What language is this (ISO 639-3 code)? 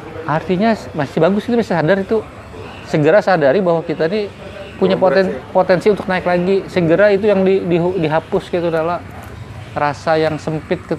ind